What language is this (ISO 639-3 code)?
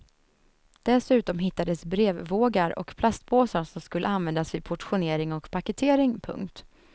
swe